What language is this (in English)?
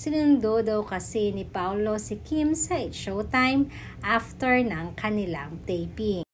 Filipino